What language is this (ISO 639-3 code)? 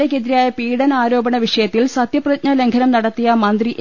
mal